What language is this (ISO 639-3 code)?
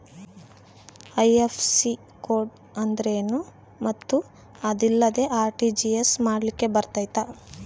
kan